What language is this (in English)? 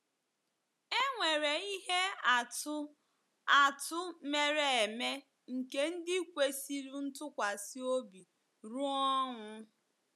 Igbo